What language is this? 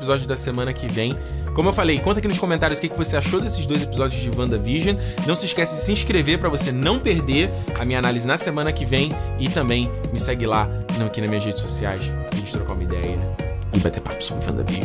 Portuguese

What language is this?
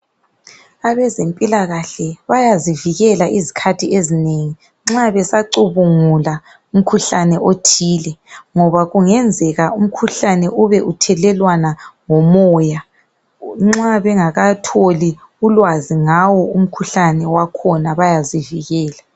North Ndebele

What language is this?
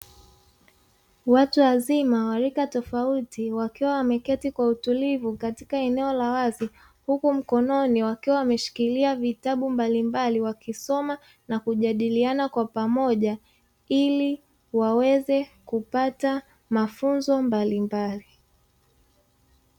Swahili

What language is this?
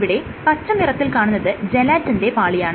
Malayalam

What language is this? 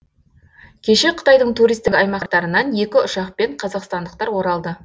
Kazakh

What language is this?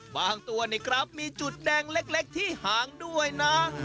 Thai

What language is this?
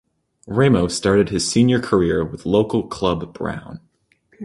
English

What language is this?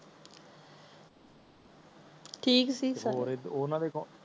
Punjabi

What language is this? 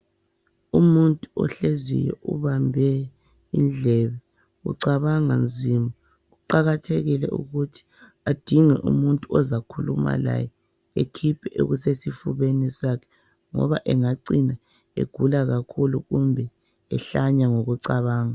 North Ndebele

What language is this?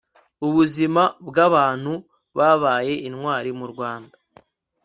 Kinyarwanda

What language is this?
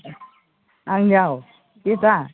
Bodo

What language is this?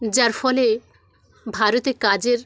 Bangla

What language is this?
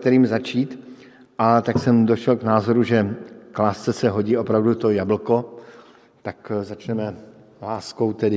Czech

